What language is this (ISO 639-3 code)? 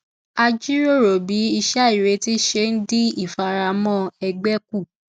yor